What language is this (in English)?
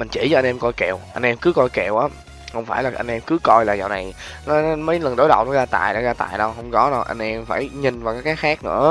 Vietnamese